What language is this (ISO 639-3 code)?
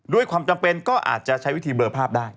tha